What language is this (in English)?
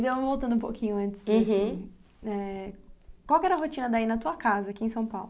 Portuguese